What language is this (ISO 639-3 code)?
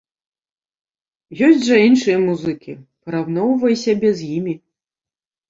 bel